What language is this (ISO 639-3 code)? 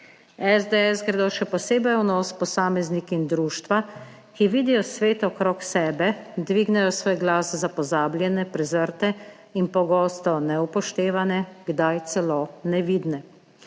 slv